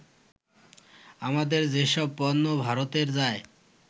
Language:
Bangla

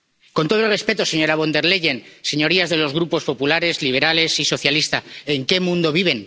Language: Spanish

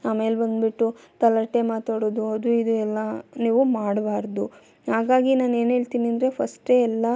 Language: Kannada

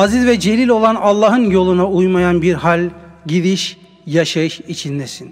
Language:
Turkish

